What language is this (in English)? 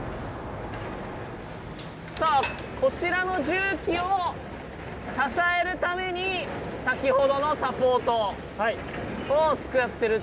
Japanese